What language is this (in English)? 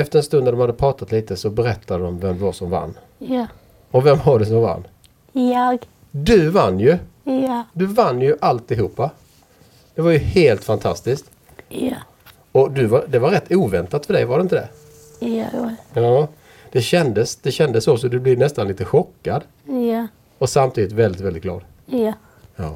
Swedish